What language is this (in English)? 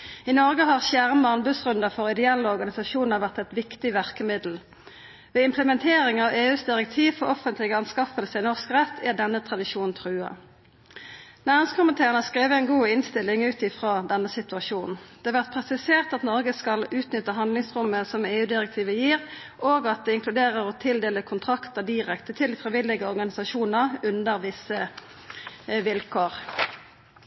Norwegian Nynorsk